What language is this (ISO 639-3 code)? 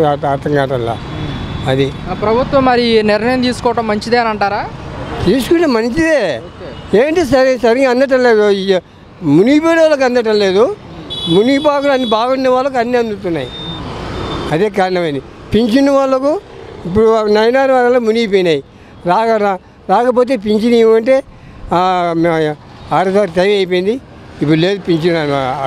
tel